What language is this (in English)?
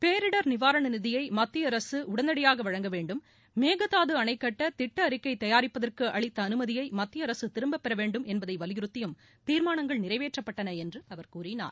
Tamil